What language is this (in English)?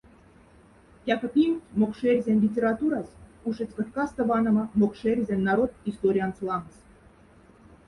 Moksha